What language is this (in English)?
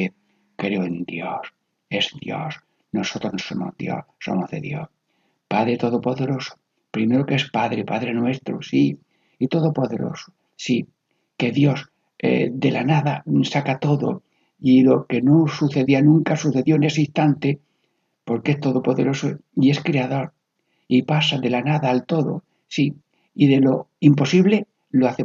Spanish